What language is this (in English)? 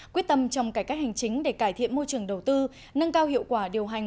Vietnamese